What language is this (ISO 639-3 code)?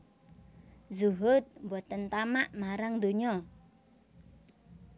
jav